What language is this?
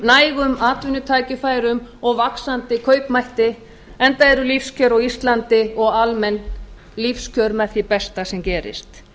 Icelandic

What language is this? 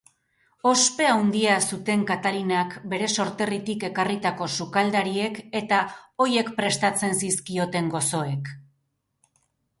Basque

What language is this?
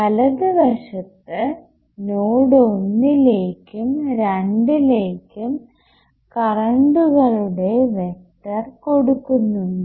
Malayalam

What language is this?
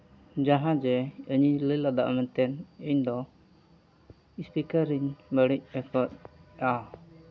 Santali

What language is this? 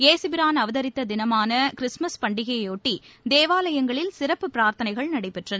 Tamil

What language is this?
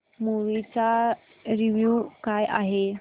Marathi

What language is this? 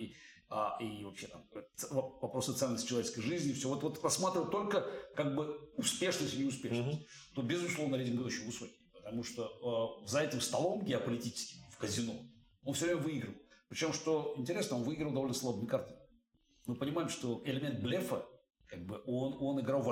Russian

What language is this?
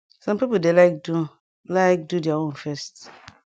Nigerian Pidgin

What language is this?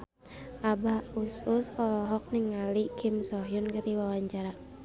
Sundanese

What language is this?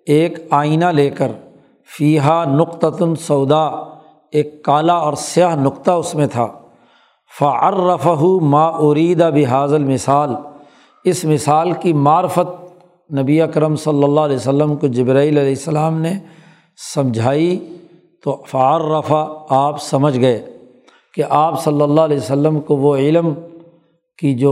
Urdu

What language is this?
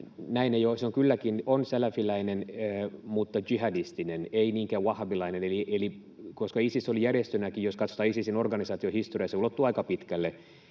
Finnish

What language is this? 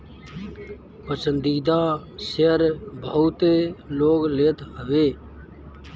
Bhojpuri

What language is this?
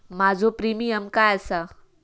Marathi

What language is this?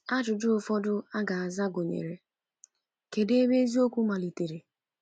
Igbo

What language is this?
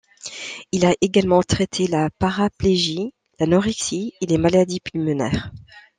French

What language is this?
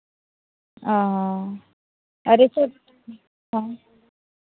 Santali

